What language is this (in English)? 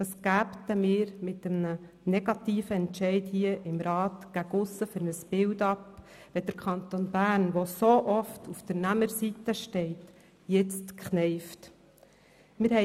Swiss German